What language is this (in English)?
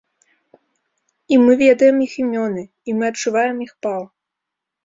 Belarusian